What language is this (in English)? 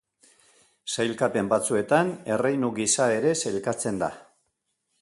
Basque